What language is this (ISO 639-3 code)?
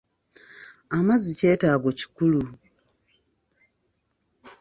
lug